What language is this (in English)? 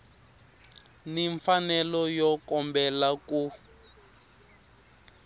Tsonga